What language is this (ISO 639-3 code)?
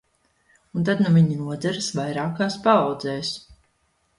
lav